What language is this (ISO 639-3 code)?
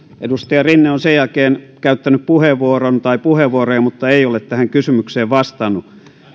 fin